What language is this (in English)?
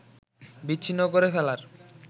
Bangla